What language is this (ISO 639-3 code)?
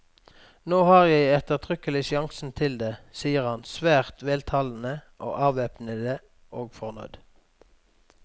nor